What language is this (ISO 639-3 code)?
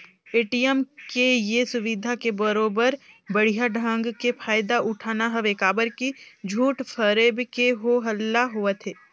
hne